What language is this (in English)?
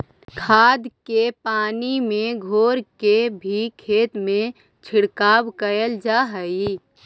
Magahi